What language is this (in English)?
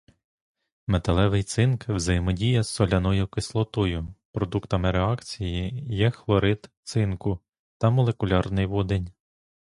Ukrainian